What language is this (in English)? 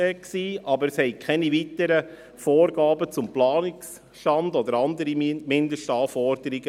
Swiss German